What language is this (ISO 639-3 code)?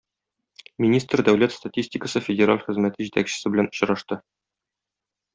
tat